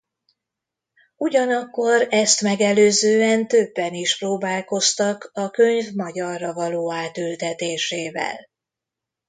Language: Hungarian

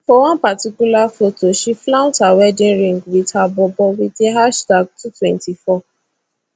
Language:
Nigerian Pidgin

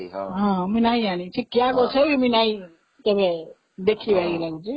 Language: Odia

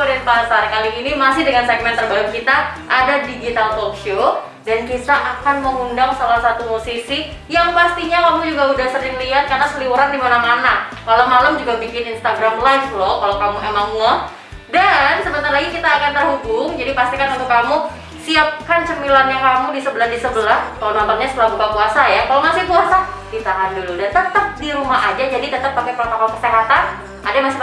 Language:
Indonesian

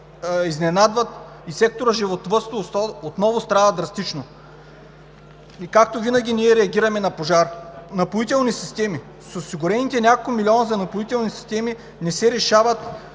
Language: Bulgarian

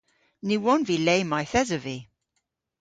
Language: Cornish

